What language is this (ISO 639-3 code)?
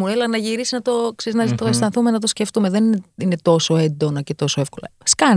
ell